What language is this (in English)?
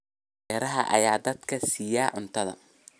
Somali